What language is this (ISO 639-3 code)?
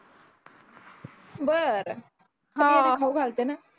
mar